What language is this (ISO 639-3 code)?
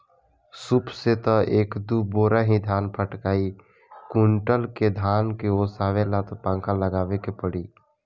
bho